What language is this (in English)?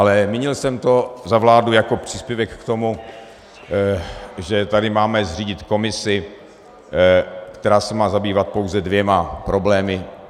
Czech